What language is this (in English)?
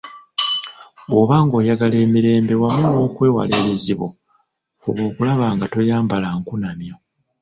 Ganda